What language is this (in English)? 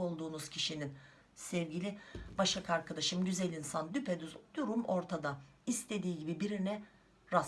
Turkish